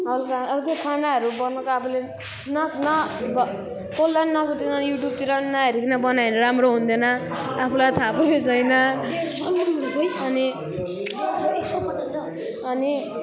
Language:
Nepali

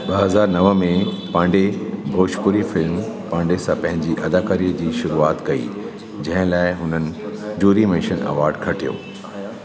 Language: Sindhi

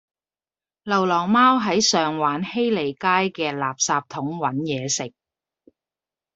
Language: Cantonese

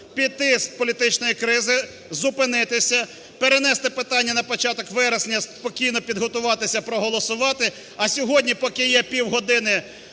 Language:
Ukrainian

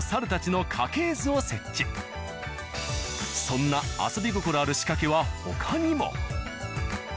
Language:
Japanese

